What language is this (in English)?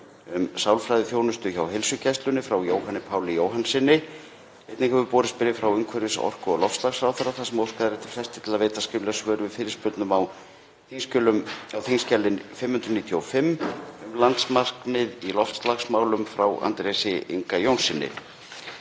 Icelandic